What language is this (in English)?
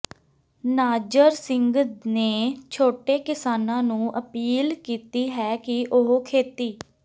Punjabi